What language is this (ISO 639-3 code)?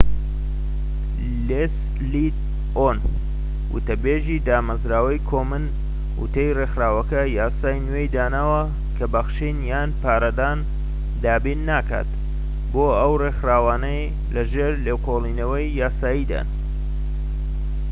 ckb